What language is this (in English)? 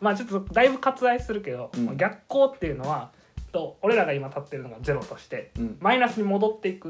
Japanese